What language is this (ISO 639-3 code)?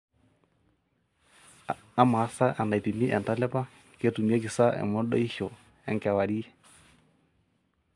mas